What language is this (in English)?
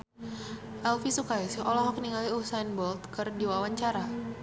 Sundanese